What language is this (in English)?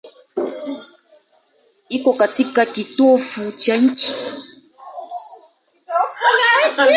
Swahili